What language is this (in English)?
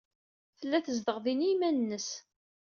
Kabyle